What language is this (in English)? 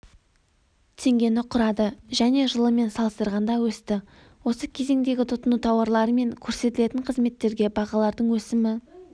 Kazakh